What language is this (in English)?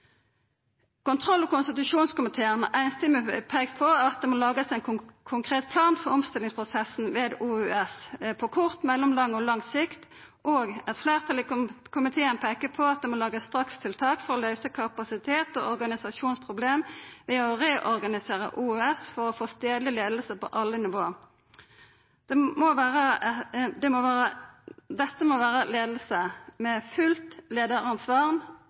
Norwegian Nynorsk